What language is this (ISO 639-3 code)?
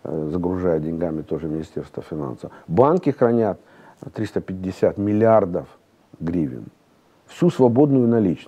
rus